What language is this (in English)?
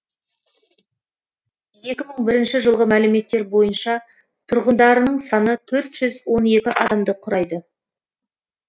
Kazakh